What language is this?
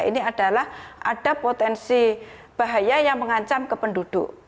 Indonesian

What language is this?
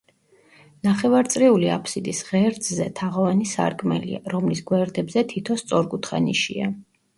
Georgian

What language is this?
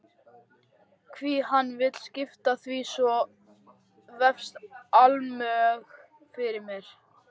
Icelandic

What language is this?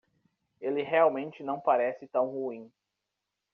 Portuguese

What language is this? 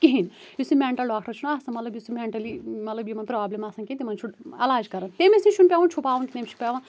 Kashmiri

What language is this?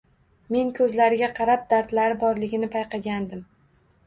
Uzbek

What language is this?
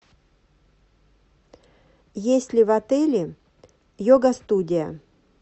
Russian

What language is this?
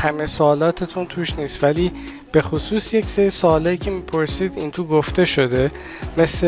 Persian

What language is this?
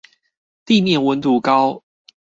Chinese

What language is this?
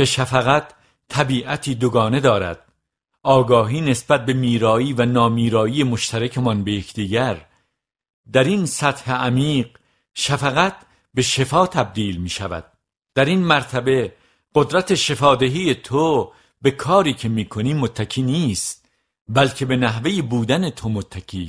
Persian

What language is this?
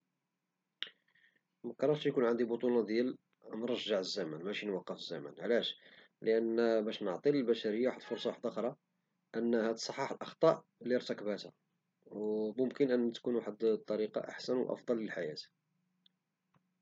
Moroccan Arabic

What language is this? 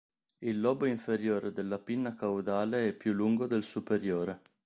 Italian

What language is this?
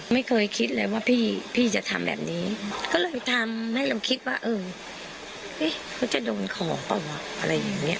Thai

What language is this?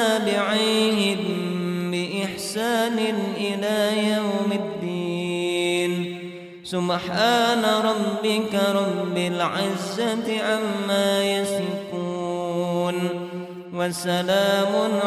Arabic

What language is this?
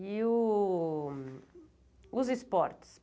Portuguese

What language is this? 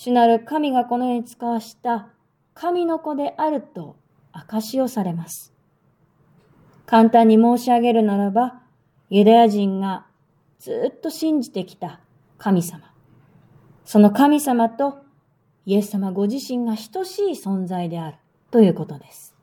Japanese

